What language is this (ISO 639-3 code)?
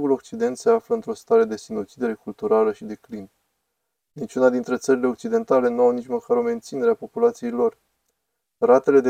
ron